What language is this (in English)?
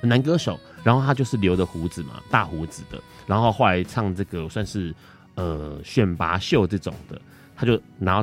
Chinese